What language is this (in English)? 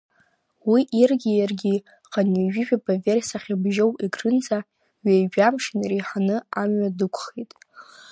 Abkhazian